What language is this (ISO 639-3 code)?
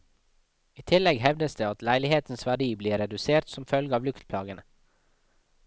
nor